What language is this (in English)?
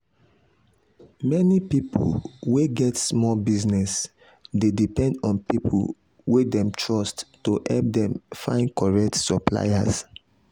Nigerian Pidgin